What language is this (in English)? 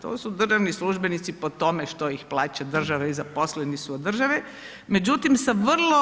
Croatian